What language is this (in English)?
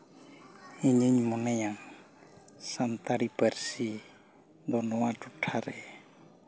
Santali